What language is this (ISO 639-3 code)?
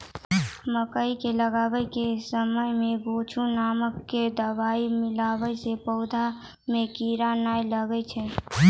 mai